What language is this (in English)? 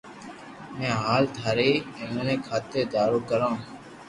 Loarki